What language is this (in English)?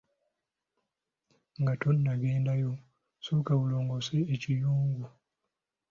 Ganda